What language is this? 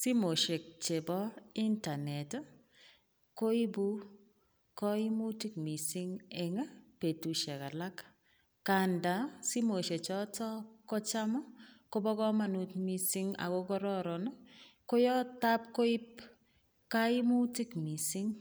Kalenjin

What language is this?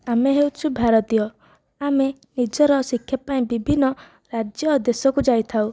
Odia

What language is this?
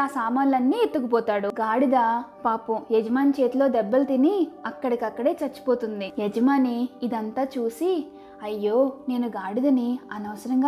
Telugu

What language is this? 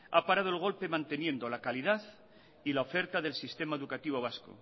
Spanish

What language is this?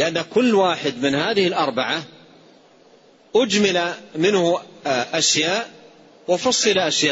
Arabic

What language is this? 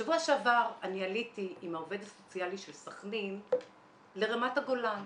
Hebrew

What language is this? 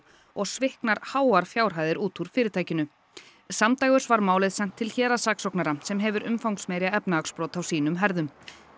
Icelandic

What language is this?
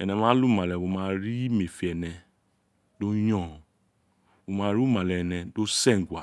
Isekiri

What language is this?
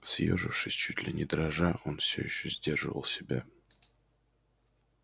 Russian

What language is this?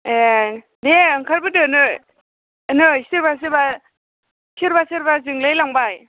Bodo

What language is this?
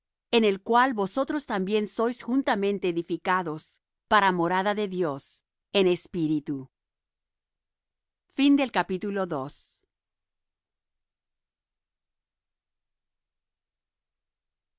Spanish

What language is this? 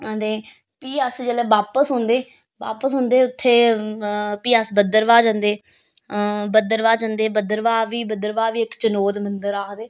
Dogri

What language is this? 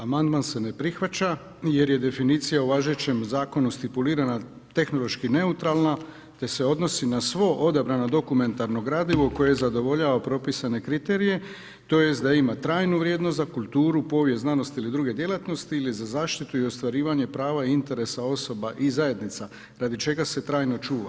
Croatian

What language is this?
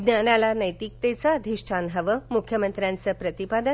Marathi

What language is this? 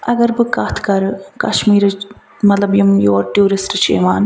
Kashmiri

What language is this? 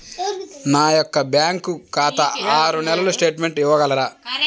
Telugu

